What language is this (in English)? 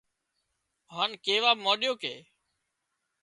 Wadiyara Koli